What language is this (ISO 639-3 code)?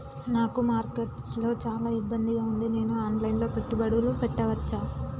tel